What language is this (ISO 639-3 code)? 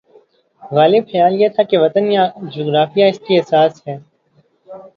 urd